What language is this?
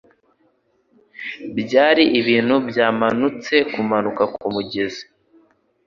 Kinyarwanda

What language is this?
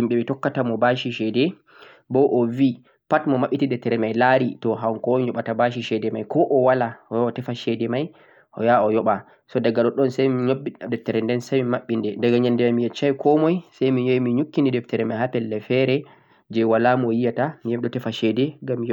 Central-Eastern Niger Fulfulde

